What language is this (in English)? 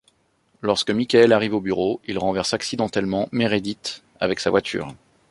French